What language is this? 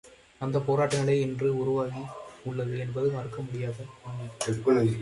Tamil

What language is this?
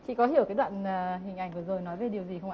Vietnamese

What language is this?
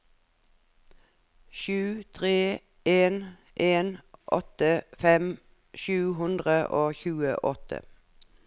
Norwegian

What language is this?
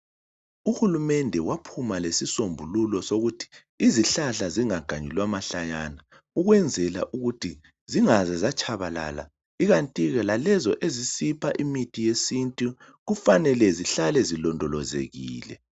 North Ndebele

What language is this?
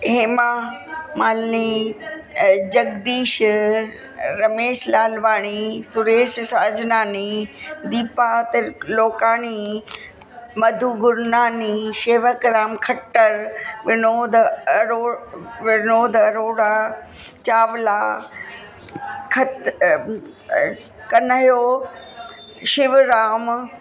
Sindhi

